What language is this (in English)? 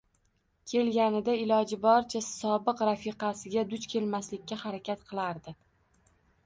Uzbek